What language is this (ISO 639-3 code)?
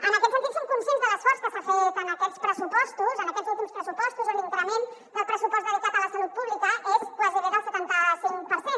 cat